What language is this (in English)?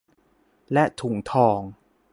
Thai